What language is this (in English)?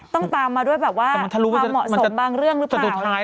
Thai